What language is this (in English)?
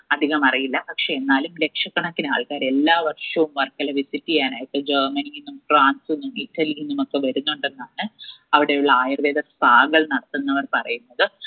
Malayalam